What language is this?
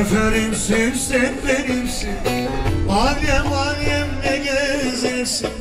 Turkish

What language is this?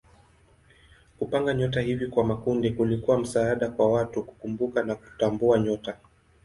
Swahili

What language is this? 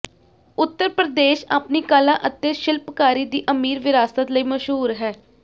Punjabi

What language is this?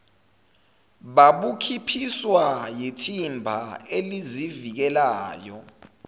Zulu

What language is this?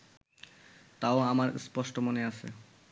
Bangla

